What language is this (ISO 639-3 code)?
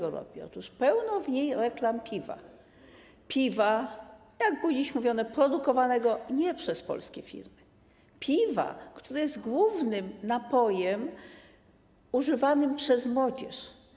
pol